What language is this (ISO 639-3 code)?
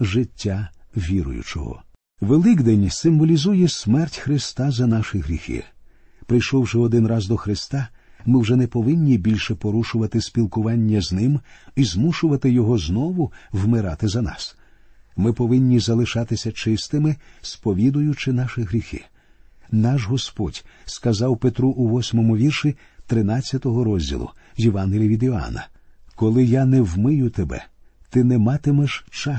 ukr